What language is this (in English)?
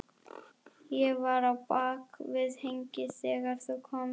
Icelandic